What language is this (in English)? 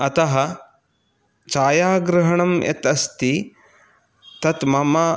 Sanskrit